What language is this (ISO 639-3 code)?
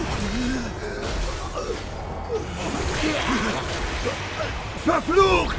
deu